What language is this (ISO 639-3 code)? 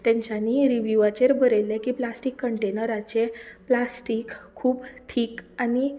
kok